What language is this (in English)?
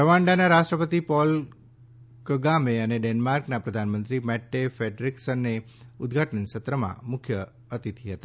Gujarati